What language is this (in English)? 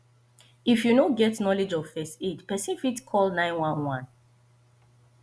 Nigerian Pidgin